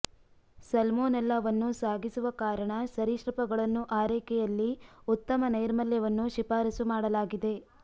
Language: Kannada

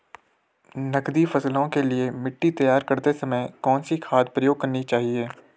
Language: Hindi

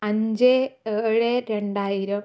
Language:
Malayalam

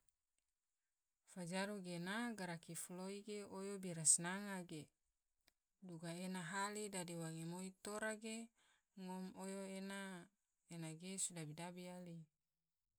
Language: Tidore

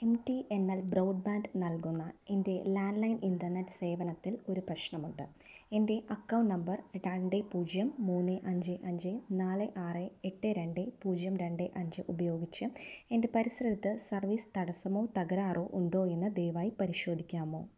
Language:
Malayalam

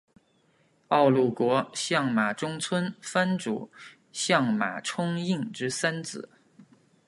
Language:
Chinese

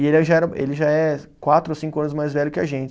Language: Portuguese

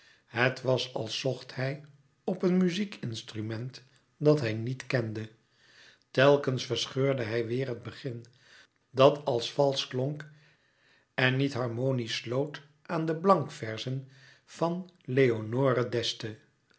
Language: Dutch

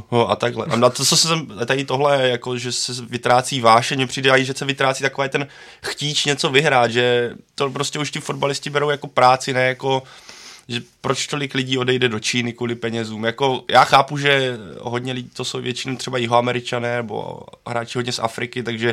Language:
Czech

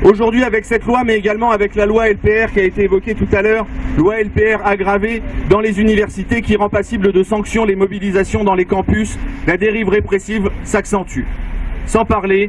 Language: French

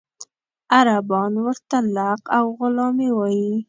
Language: Pashto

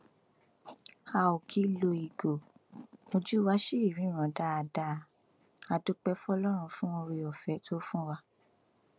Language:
Yoruba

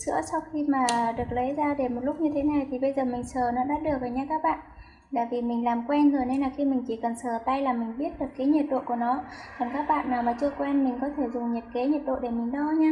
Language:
Vietnamese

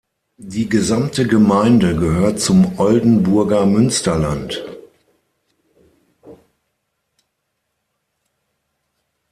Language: German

